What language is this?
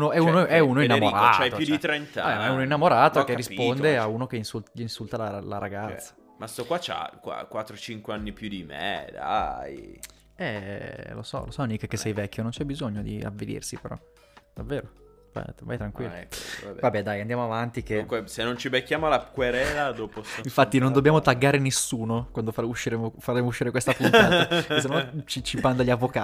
Italian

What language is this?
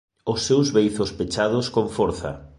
Galician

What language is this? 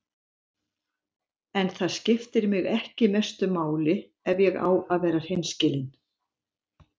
Icelandic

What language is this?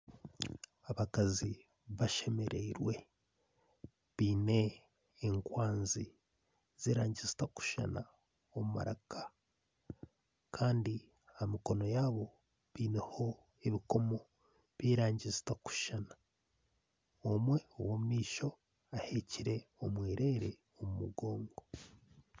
Nyankole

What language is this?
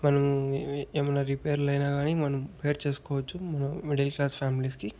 Telugu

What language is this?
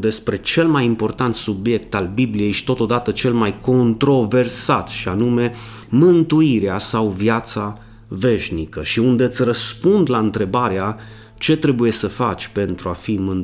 Romanian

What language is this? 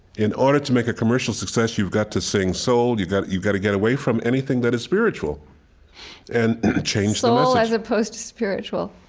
English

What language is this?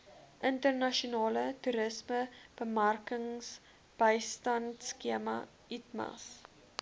Afrikaans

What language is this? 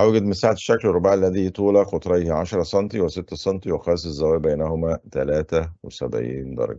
Arabic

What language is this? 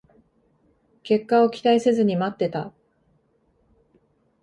Japanese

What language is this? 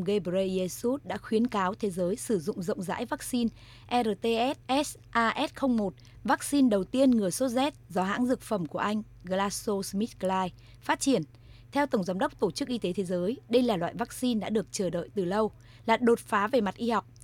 Vietnamese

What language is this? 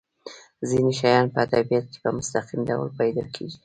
Pashto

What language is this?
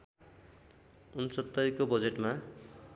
Nepali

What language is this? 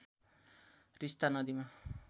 Nepali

